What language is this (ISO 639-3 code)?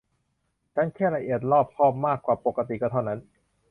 tha